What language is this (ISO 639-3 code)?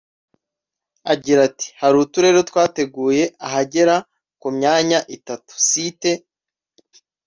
kin